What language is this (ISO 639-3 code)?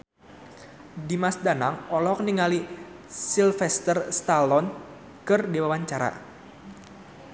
sun